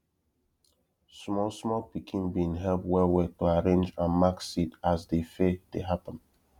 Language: Nigerian Pidgin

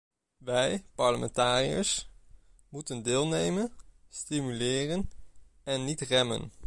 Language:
Dutch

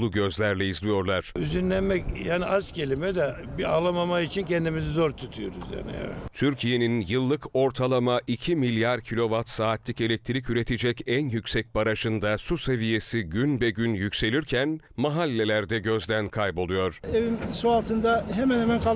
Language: Turkish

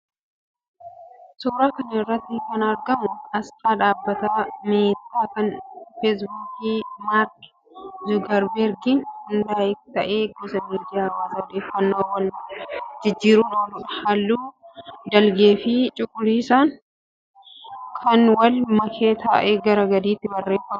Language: Oromo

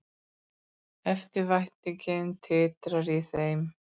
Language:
Icelandic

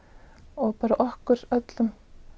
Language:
Icelandic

